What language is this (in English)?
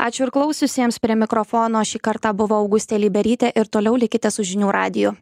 Lithuanian